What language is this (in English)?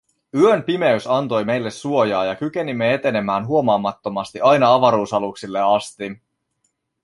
Finnish